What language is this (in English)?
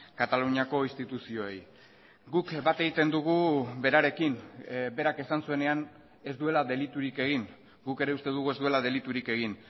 Basque